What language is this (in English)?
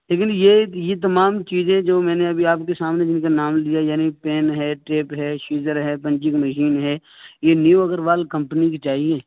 Urdu